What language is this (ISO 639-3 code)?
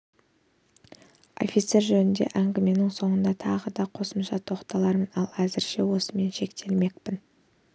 kaz